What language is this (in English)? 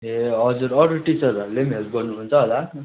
Nepali